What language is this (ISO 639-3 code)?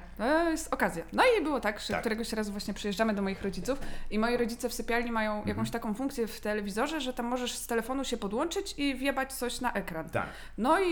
pol